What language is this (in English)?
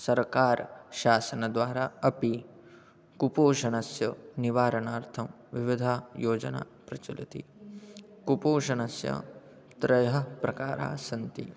Sanskrit